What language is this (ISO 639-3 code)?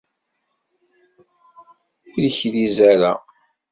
kab